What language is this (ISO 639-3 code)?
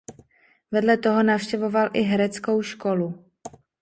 ces